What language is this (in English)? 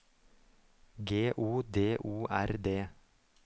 Norwegian